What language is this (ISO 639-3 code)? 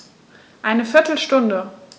deu